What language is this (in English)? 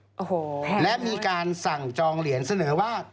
Thai